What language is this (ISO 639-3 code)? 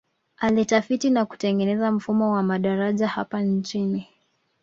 swa